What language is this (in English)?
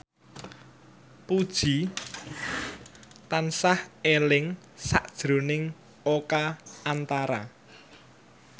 Javanese